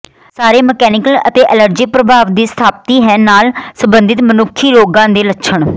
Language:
Punjabi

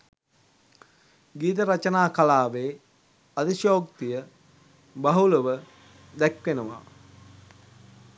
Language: Sinhala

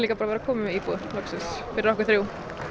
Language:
Icelandic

